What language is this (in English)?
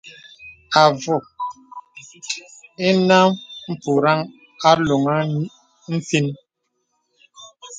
Bebele